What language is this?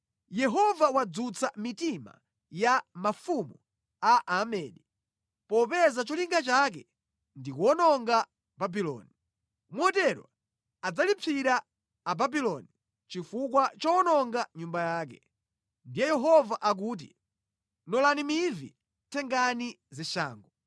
Nyanja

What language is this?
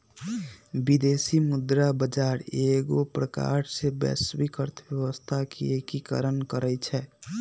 Magahi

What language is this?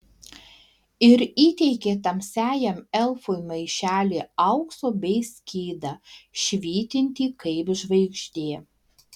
Lithuanian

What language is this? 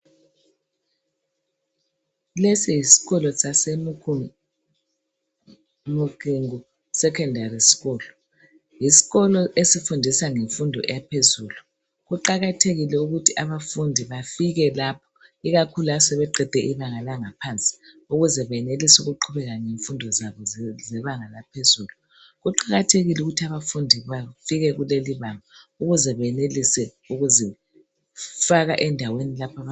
North Ndebele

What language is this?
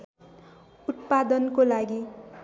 Nepali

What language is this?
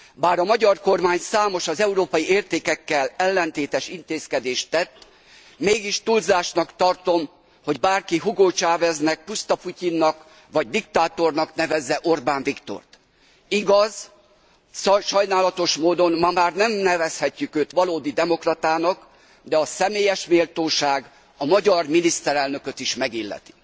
Hungarian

